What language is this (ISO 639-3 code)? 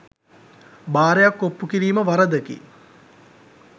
sin